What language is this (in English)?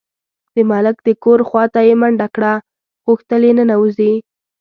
Pashto